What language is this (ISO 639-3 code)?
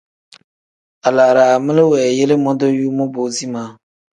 kdh